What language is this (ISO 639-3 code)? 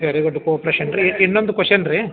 kan